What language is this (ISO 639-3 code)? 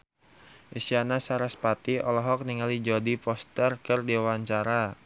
sun